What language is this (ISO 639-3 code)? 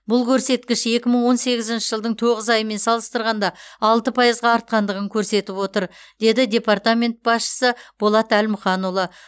kaz